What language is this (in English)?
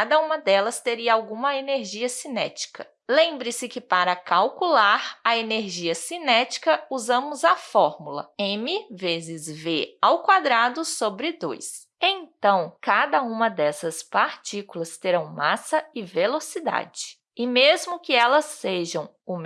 Portuguese